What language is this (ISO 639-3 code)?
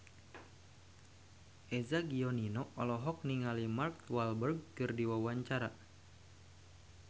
sun